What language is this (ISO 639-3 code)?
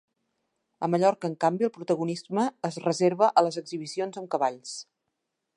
cat